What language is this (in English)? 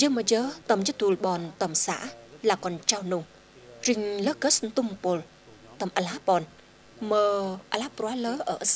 Vietnamese